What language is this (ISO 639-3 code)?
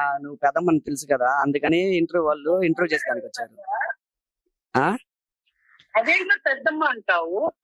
tel